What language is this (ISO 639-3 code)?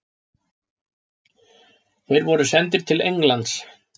isl